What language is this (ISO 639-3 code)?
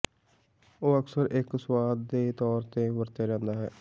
pan